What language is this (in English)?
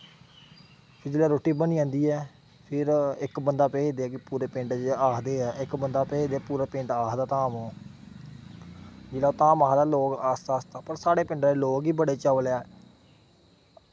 Dogri